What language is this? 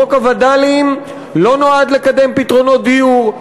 Hebrew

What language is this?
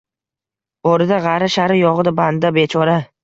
Uzbek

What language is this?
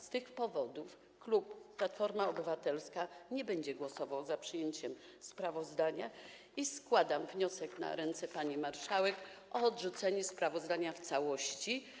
Polish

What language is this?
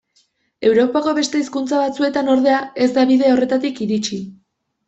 Basque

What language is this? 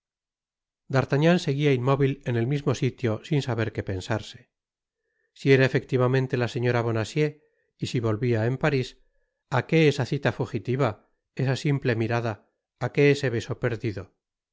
Spanish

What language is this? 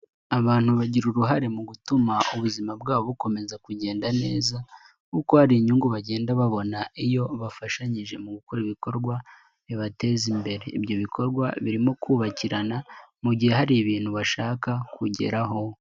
Kinyarwanda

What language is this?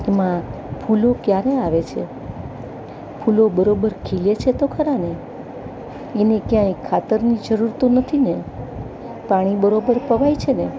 Gujarati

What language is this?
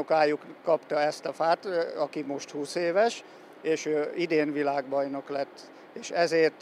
Hungarian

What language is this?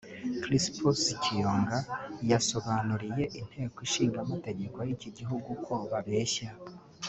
Kinyarwanda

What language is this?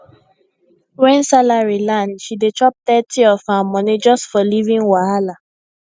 Nigerian Pidgin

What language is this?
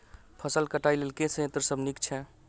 Maithili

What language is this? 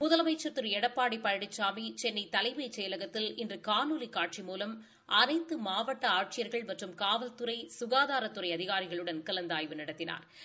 Tamil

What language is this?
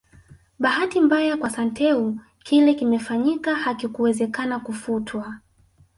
Swahili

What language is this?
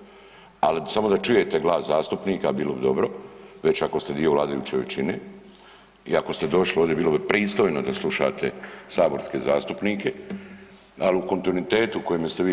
Croatian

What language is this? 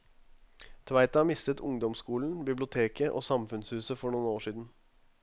Norwegian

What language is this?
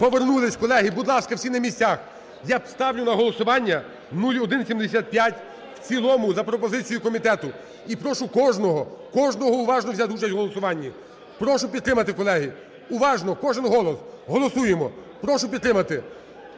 Ukrainian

